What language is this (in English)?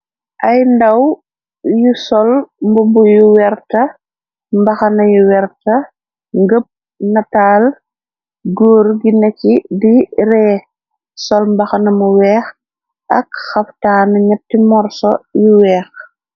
Wolof